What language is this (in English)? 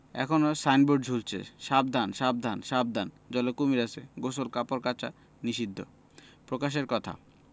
Bangla